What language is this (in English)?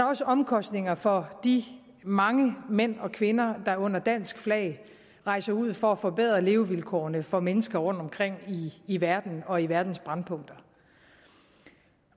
Danish